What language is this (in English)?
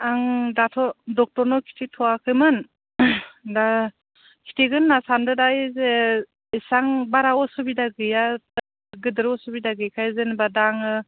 Bodo